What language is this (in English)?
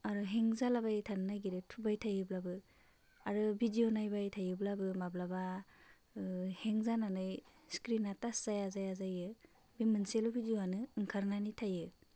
Bodo